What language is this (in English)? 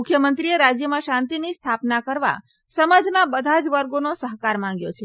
Gujarati